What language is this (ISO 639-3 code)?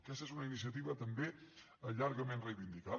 cat